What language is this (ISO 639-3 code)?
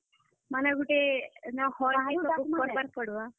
ori